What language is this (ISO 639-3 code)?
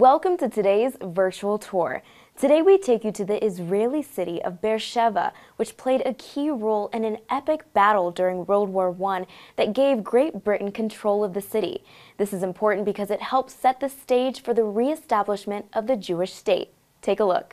eng